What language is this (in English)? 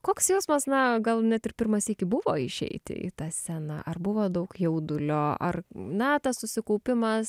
Lithuanian